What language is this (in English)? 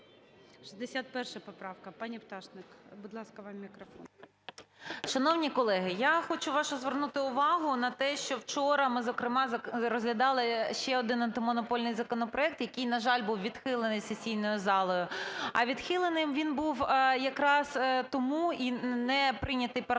Ukrainian